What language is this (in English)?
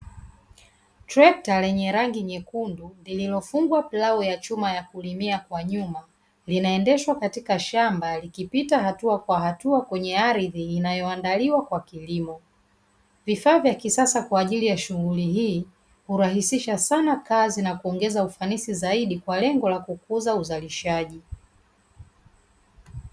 Swahili